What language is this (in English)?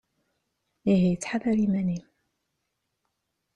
Kabyle